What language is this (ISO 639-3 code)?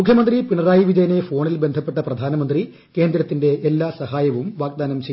mal